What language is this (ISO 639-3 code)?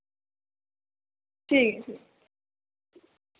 doi